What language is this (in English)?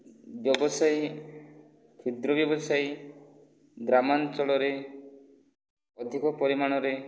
Odia